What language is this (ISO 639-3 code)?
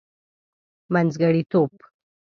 pus